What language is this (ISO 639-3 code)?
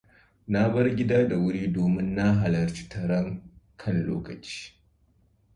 hau